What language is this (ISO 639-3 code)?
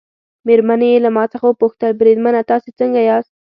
pus